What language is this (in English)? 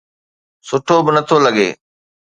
Sindhi